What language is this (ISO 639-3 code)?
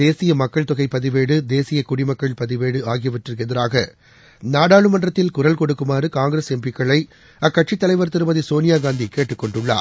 tam